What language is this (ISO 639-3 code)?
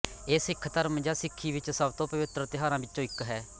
pan